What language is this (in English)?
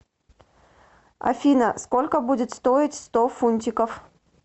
Russian